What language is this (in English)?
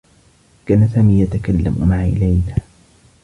Arabic